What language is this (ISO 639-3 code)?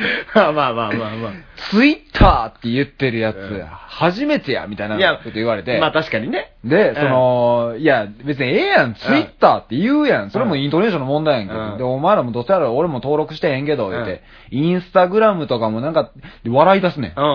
jpn